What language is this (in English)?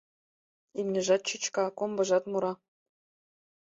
Mari